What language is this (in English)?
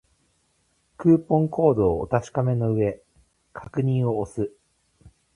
Japanese